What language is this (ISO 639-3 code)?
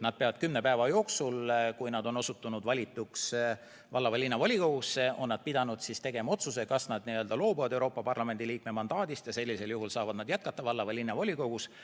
est